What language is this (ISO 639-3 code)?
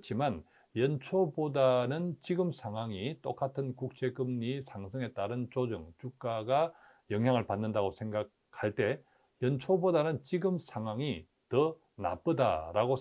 kor